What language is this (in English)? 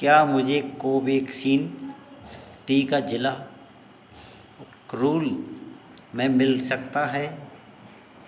Hindi